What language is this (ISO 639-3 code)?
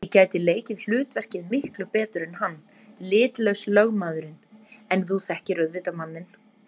isl